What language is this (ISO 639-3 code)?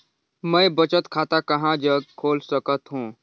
hne